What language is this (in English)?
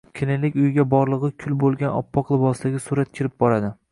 Uzbek